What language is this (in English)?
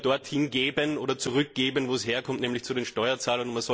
German